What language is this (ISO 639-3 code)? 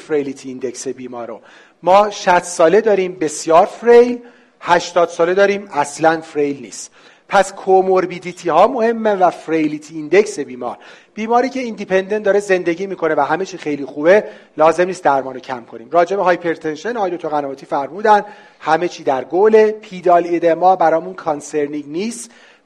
fas